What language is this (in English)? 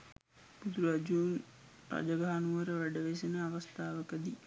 Sinhala